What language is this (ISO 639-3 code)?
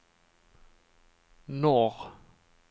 swe